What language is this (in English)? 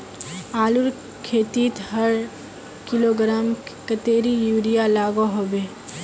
Magahi